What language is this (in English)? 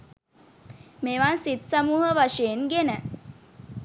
Sinhala